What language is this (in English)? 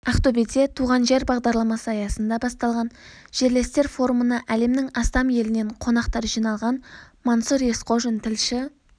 Kazakh